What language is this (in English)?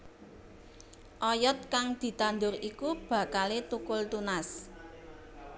Javanese